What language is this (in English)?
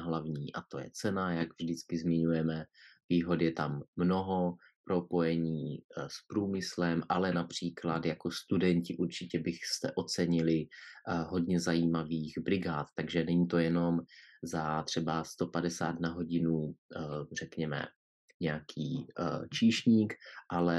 Czech